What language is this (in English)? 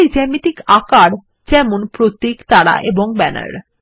Bangla